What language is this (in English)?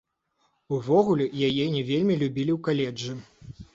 Belarusian